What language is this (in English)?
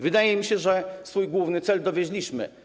Polish